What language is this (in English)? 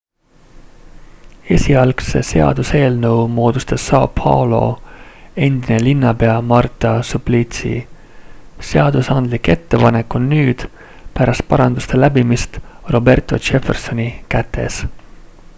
Estonian